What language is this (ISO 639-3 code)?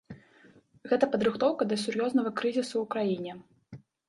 bel